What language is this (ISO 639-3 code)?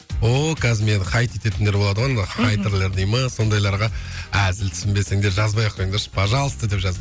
kaz